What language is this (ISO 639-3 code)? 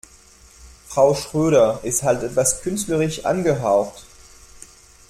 deu